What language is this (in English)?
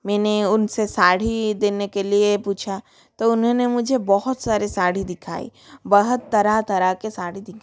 Hindi